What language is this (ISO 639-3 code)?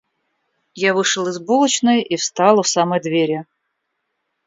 rus